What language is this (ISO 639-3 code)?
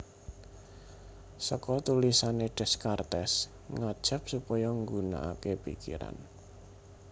jav